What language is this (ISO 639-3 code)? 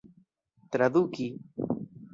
epo